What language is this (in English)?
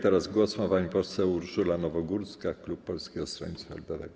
Polish